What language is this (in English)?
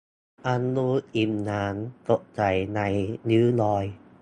Thai